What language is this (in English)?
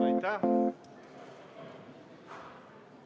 Estonian